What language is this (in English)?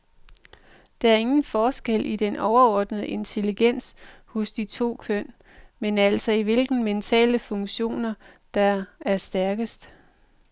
Danish